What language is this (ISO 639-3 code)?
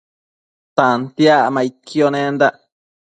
mcf